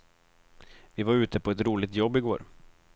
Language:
Swedish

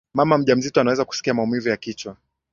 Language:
Swahili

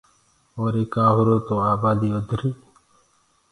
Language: Gurgula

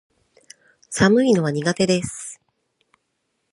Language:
Japanese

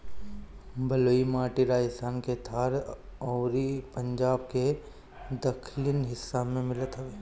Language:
Bhojpuri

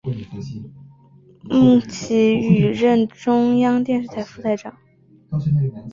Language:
Chinese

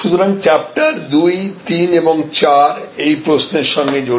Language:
Bangla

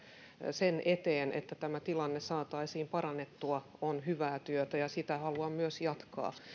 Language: Finnish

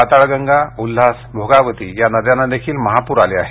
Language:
Marathi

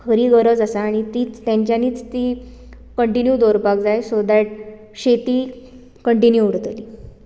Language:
Konkani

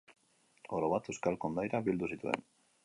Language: Basque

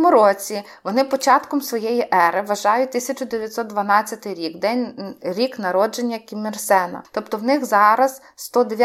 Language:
Ukrainian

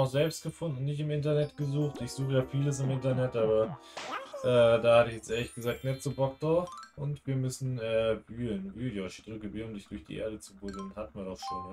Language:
German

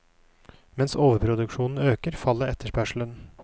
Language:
Norwegian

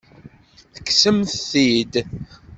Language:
Kabyle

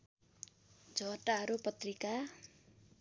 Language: Nepali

